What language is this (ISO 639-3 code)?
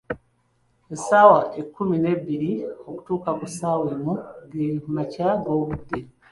lug